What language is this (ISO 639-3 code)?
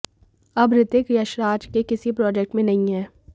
hin